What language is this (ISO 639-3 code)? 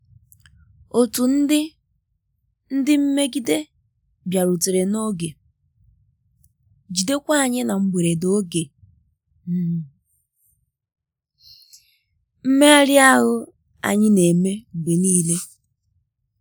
ibo